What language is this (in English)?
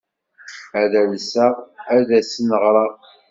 Kabyle